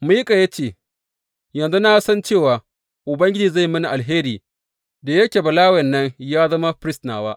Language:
Hausa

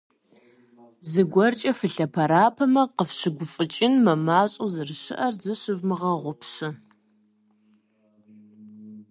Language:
Kabardian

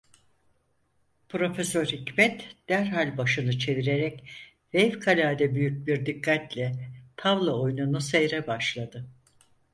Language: Turkish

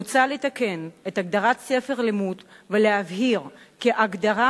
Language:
Hebrew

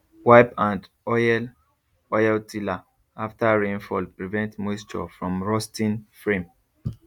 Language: Nigerian Pidgin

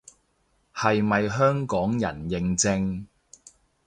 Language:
Cantonese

